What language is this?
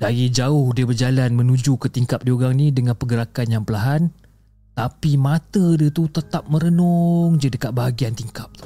Malay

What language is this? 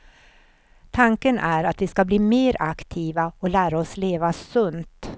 Swedish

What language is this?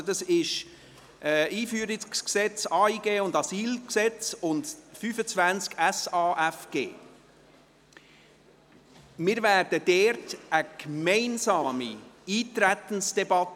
Swiss German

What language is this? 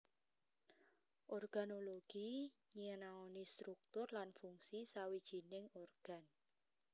Javanese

